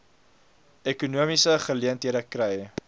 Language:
Afrikaans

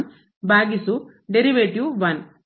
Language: Kannada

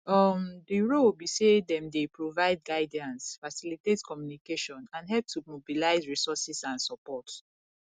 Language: Nigerian Pidgin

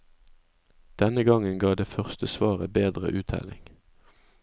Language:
Norwegian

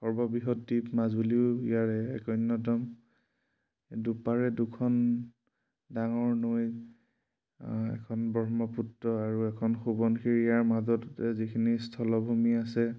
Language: Assamese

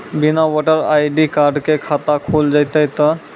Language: Maithili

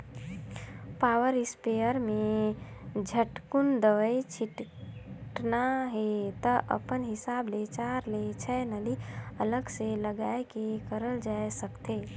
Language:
Chhattisgarhi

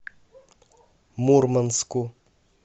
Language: Russian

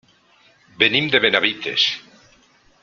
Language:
Catalan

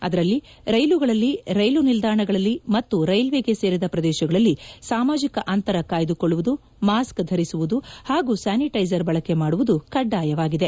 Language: Kannada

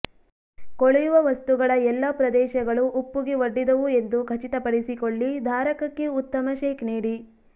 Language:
Kannada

